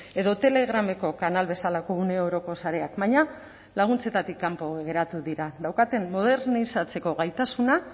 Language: Basque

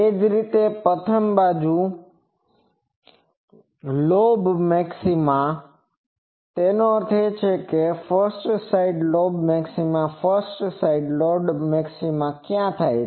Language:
Gujarati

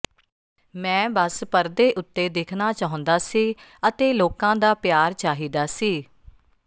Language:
Punjabi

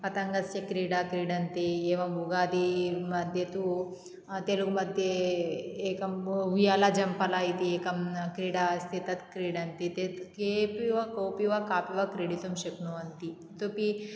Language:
Sanskrit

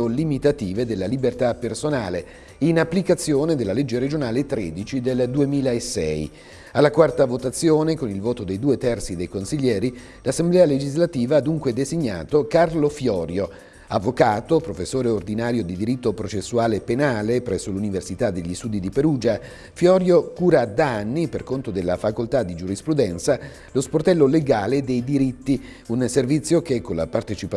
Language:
Italian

